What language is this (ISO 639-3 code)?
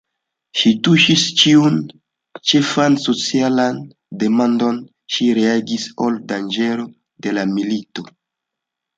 epo